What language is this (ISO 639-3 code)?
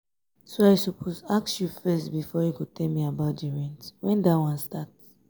pcm